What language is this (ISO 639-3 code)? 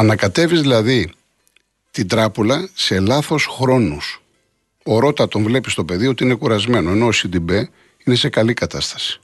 ell